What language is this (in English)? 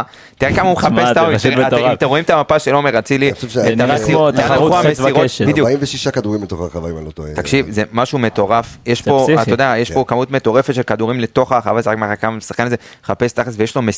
Hebrew